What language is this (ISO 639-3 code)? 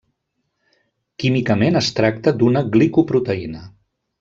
cat